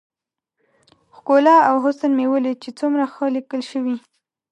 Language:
Pashto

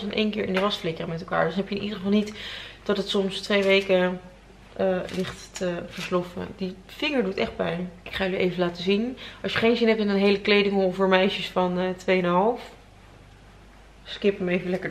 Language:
Dutch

